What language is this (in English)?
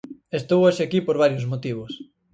Galician